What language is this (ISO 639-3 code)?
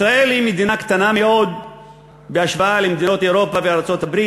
heb